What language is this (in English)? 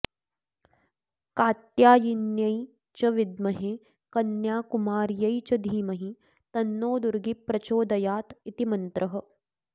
Sanskrit